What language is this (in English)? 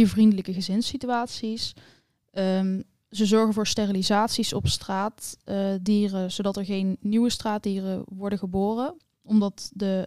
Dutch